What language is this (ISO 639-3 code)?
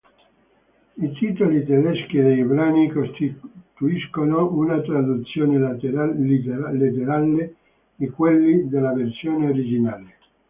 ita